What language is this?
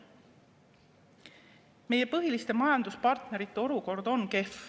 Estonian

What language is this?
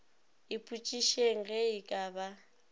Northern Sotho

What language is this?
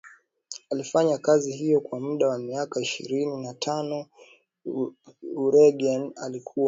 Swahili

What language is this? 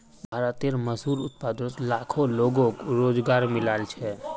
Magahi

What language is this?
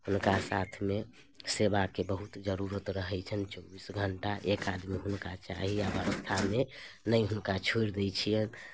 Maithili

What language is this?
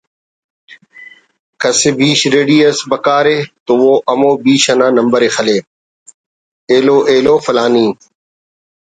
Brahui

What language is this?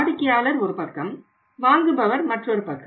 Tamil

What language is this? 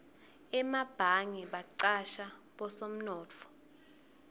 Swati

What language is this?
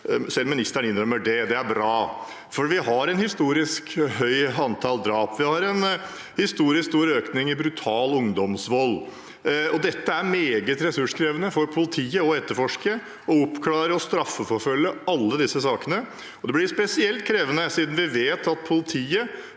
Norwegian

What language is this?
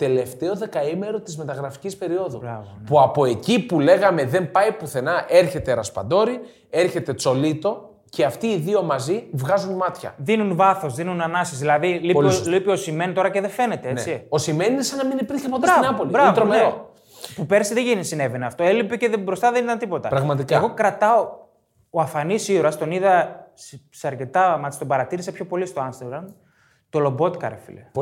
Greek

